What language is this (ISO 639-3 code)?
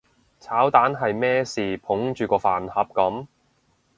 yue